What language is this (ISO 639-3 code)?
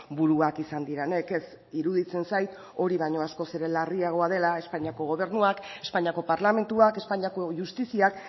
eus